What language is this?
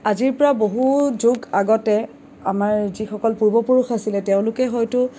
Assamese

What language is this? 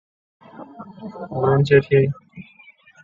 Chinese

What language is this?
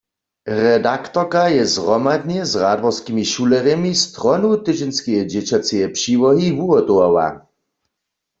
Upper Sorbian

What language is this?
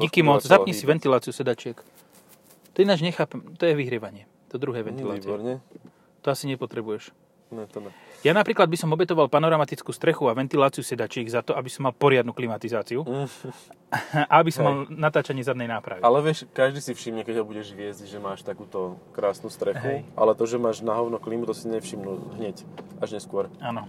Slovak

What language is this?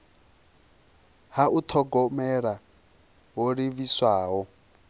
Venda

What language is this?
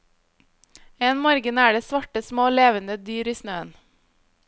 Norwegian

